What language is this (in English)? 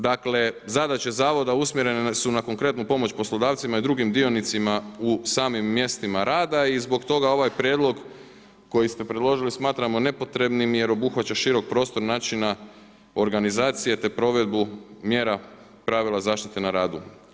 Croatian